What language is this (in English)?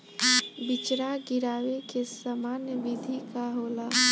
Bhojpuri